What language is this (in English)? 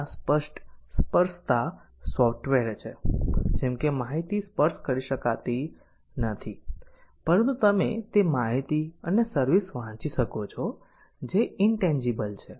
Gujarati